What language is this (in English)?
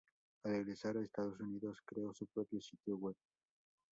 Spanish